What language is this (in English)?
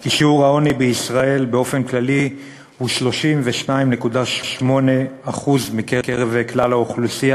Hebrew